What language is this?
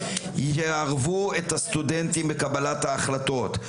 Hebrew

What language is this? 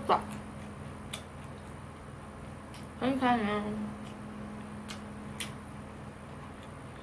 Korean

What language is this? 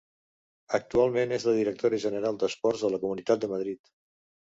Catalan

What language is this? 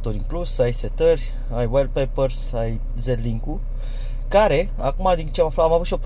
Romanian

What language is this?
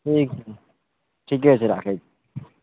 Maithili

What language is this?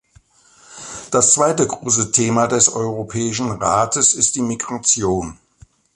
German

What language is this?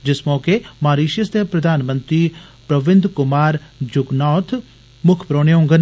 Dogri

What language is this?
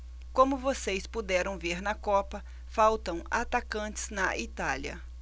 Portuguese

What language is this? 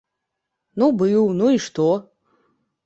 Belarusian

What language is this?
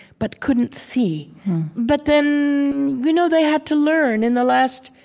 English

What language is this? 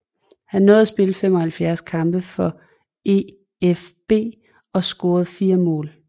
Danish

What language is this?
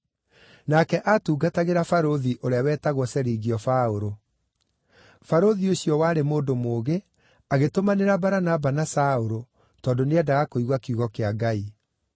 Kikuyu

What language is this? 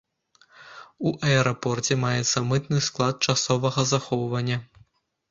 Belarusian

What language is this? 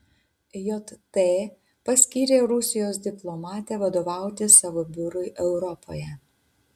Lithuanian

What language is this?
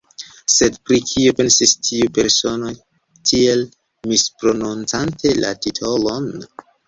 Esperanto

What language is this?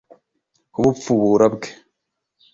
Kinyarwanda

